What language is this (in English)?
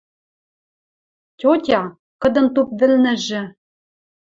Western Mari